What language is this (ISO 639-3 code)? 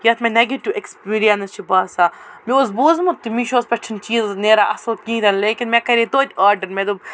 kas